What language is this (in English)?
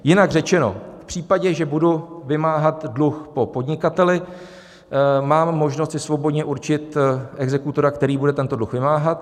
Czech